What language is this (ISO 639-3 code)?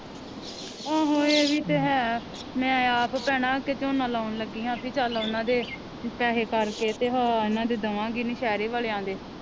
pan